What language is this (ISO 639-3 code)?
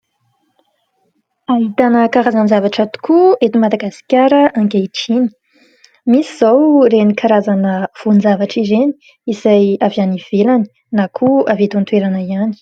mlg